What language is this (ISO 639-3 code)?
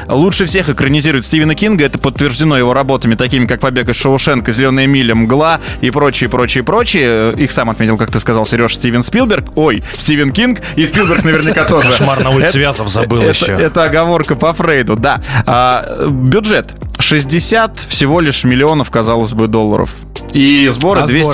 rus